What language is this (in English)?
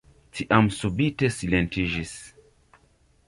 Esperanto